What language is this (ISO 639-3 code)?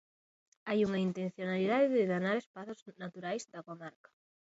glg